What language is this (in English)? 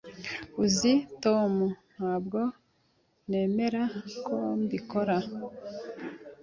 Kinyarwanda